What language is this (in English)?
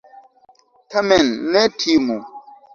Esperanto